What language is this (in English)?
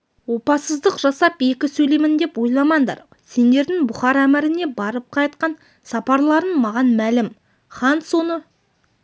Kazakh